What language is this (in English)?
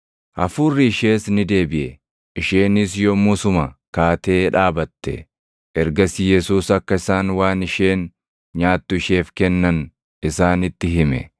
Oromo